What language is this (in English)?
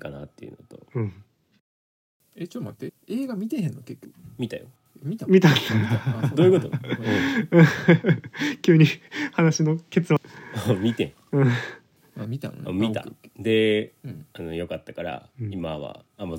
Japanese